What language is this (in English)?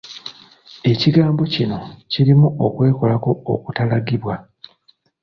Ganda